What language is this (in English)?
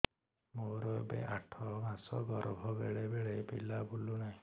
Odia